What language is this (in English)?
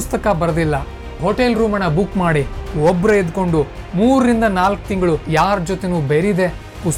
Kannada